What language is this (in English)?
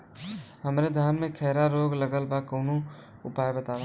Bhojpuri